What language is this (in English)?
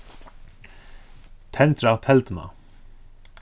Faroese